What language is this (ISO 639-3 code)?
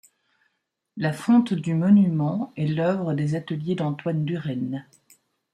fra